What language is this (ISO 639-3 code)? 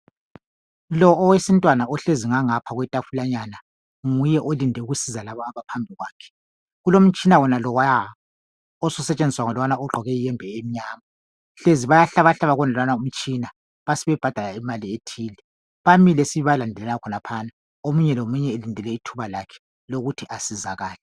nde